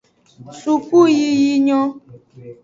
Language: Aja (Benin)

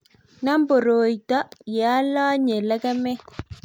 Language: Kalenjin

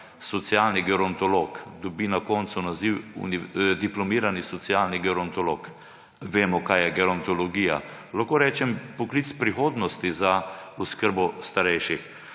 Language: Slovenian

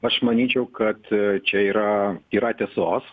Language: Lithuanian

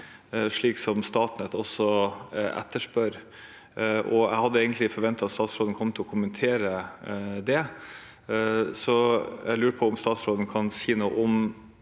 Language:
Norwegian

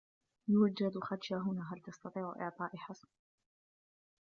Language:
Arabic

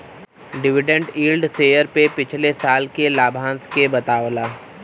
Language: Bhojpuri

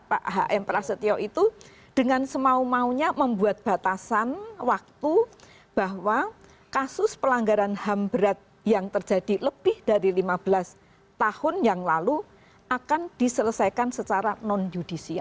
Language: Indonesian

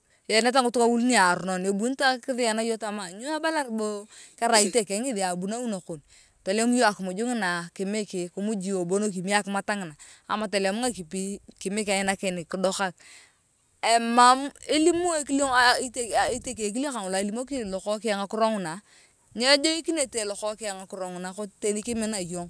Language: Turkana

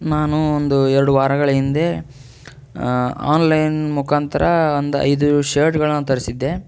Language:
Kannada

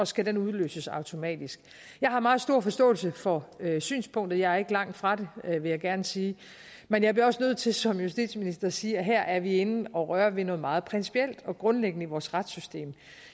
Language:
Danish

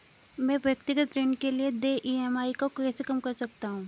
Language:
Hindi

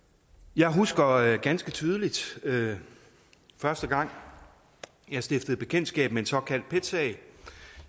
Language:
Danish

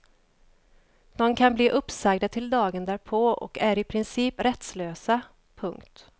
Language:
Swedish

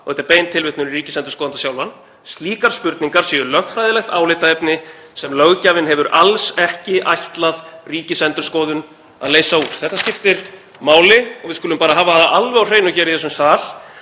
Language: Icelandic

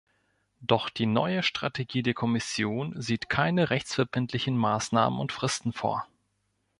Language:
German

